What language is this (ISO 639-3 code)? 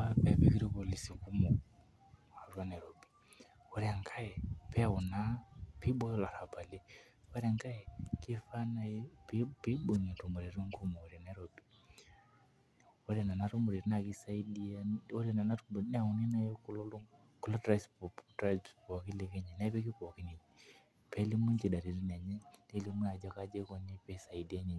mas